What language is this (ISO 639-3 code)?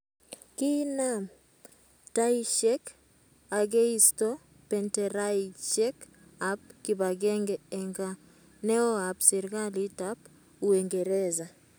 kln